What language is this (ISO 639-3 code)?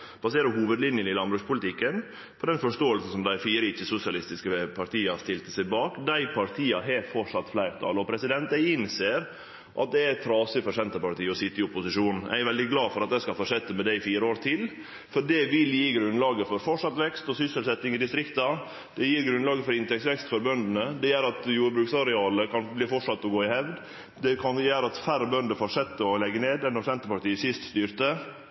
nno